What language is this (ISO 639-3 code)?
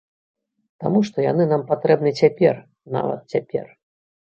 bel